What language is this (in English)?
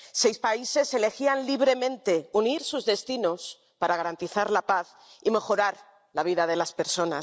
Spanish